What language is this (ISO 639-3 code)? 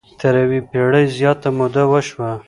pus